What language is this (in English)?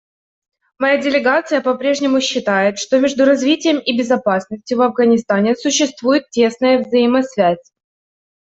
Russian